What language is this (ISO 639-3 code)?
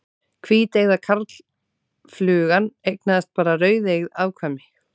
isl